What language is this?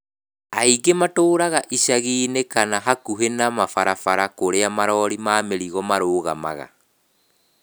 Kikuyu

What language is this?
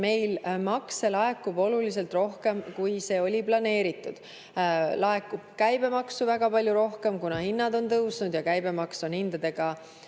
Estonian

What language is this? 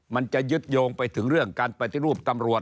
Thai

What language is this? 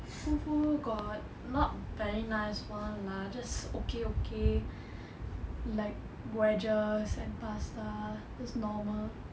English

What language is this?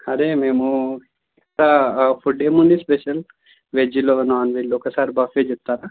Telugu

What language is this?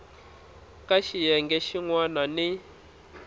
Tsonga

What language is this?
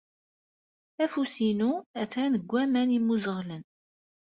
Kabyle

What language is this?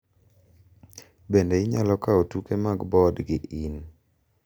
Luo (Kenya and Tanzania)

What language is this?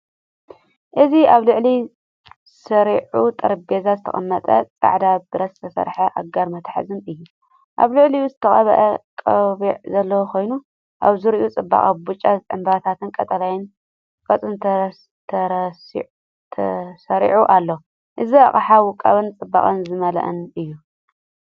Tigrinya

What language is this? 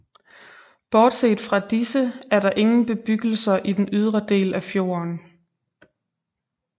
Danish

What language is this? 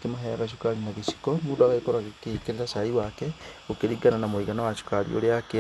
Kikuyu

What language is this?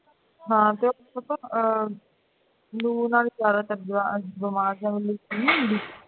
Punjabi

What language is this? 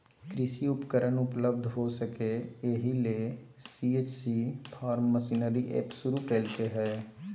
Magahi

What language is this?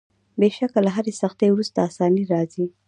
Pashto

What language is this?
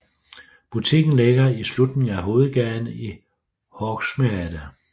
Danish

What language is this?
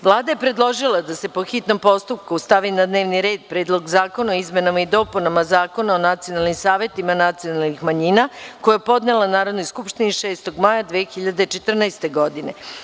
Serbian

